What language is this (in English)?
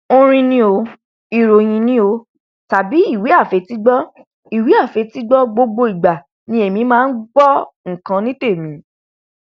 Yoruba